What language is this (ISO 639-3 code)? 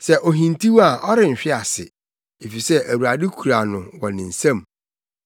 aka